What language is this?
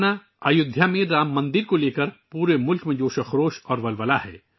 Urdu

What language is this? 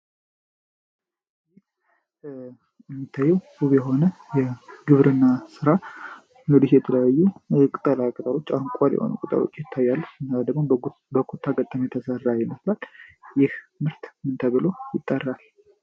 Amharic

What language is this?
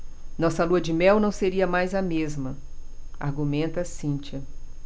Portuguese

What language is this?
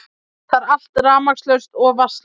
Icelandic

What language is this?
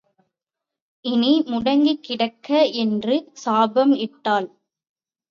Tamil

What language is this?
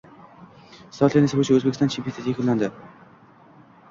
Uzbek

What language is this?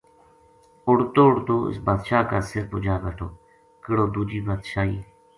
Gujari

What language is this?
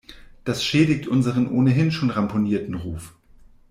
German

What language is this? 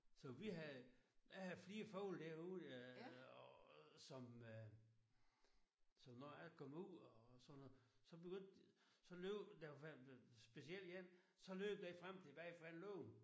Danish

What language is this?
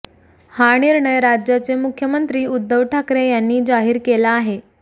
Marathi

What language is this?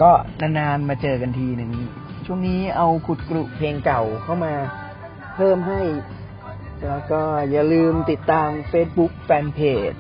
Thai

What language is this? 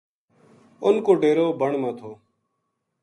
Gujari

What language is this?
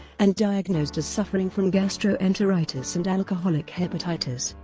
English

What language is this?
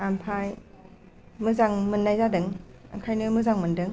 Bodo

